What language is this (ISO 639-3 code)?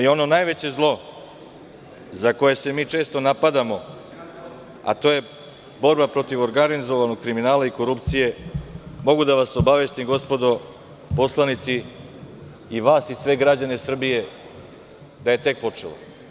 srp